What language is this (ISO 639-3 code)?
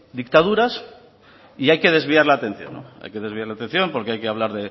spa